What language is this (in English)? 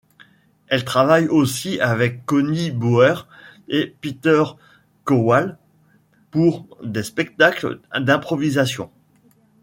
French